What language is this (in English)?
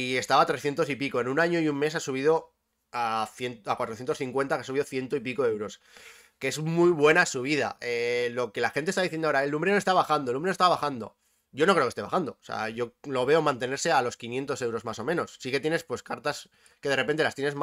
Spanish